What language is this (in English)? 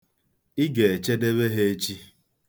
Igbo